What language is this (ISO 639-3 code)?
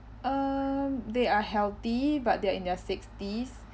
eng